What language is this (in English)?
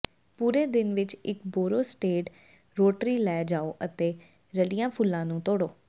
Punjabi